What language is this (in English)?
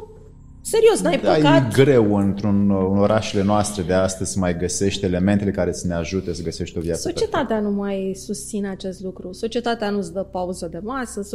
Romanian